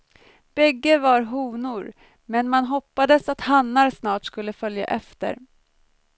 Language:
Swedish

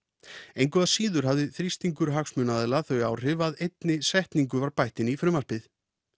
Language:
Icelandic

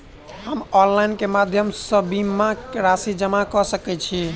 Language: Maithili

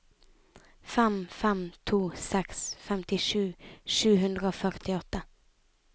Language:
Norwegian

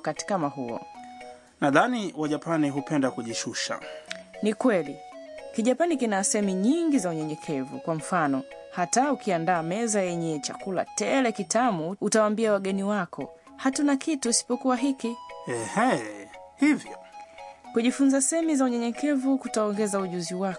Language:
Swahili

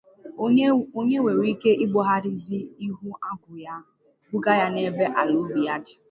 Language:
Igbo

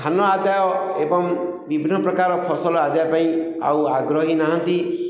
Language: Odia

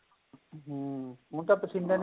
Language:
Punjabi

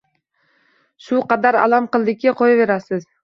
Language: Uzbek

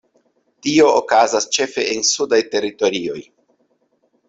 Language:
Esperanto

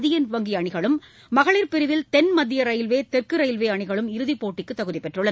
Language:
Tamil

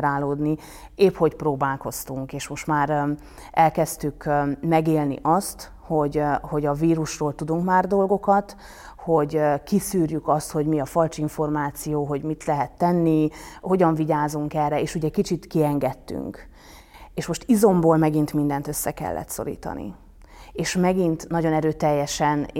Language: Hungarian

